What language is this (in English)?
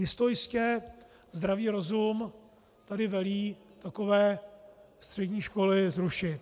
Czech